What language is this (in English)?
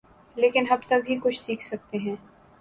Urdu